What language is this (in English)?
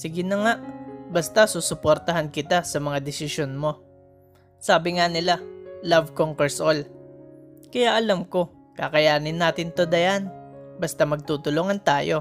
Filipino